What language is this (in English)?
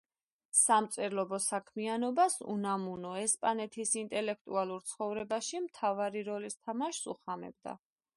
Georgian